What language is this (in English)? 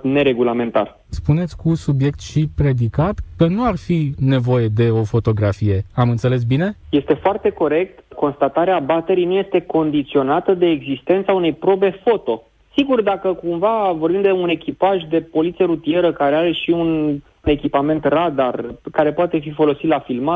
Romanian